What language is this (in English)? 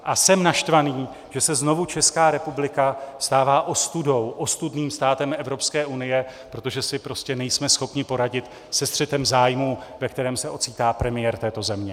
Czech